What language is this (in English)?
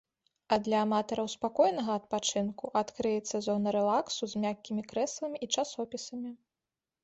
Belarusian